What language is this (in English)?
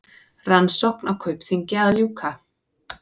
Icelandic